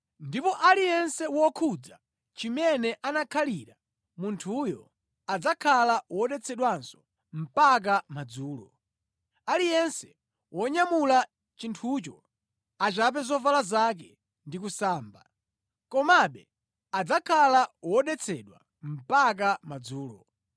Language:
Nyanja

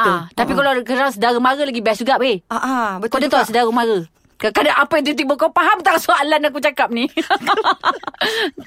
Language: Malay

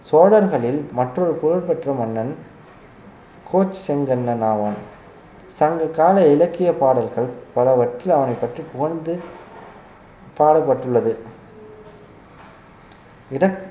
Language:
Tamil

